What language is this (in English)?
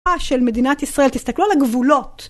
Hebrew